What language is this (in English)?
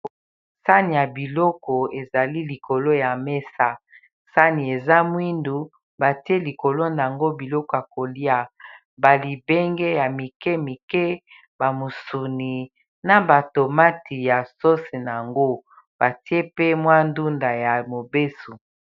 Lingala